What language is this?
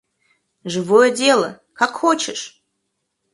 Russian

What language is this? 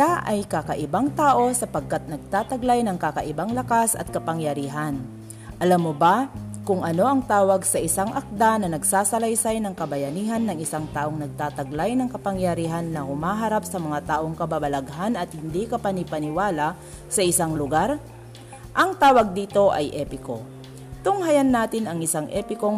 Filipino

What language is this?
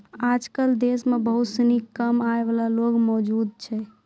Maithili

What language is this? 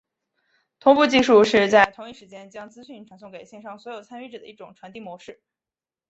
Chinese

